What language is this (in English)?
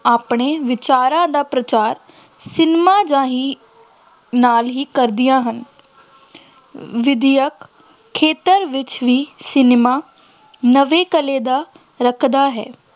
Punjabi